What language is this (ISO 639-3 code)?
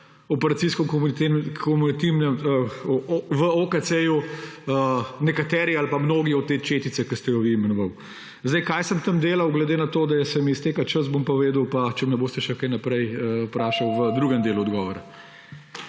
slv